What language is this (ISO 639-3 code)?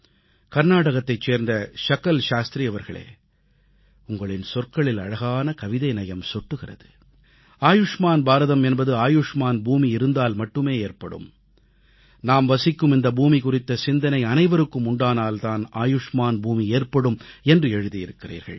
tam